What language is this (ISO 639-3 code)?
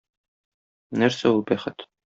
tat